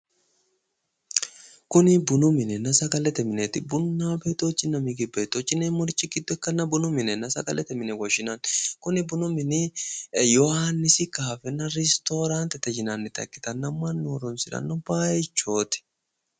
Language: Sidamo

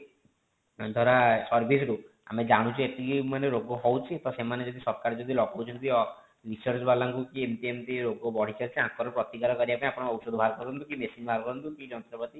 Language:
Odia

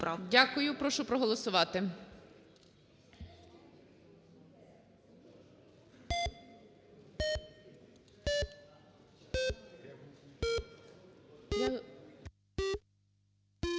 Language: Ukrainian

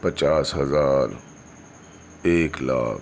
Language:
Urdu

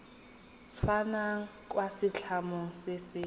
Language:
Tswana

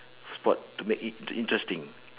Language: English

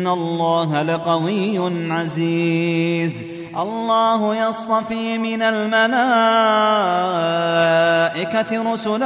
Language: Arabic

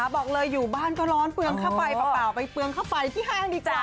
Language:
Thai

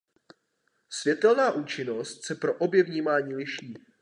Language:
Czech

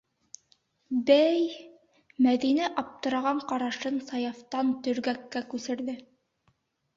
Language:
Bashkir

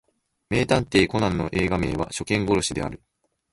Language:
Japanese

